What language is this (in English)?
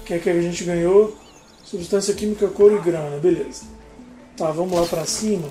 Portuguese